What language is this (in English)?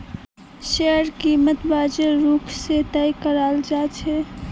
Magahi